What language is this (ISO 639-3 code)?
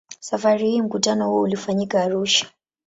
swa